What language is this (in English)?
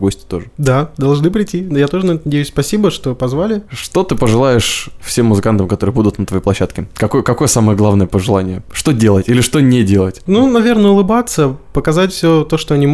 Russian